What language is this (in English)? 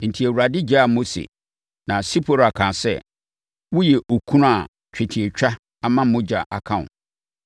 Akan